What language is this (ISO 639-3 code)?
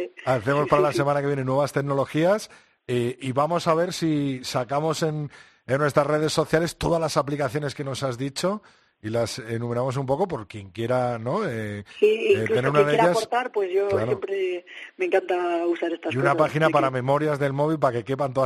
spa